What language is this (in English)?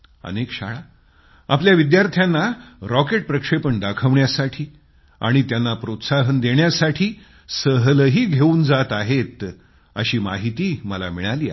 Marathi